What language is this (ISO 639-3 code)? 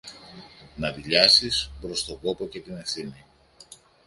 ell